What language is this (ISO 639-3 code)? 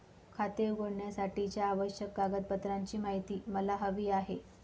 mar